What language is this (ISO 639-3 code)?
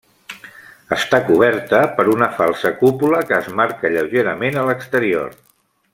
cat